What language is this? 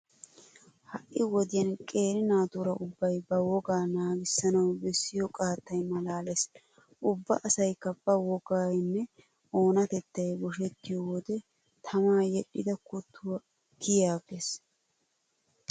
Wolaytta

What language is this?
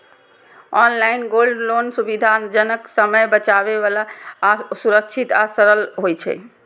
Maithili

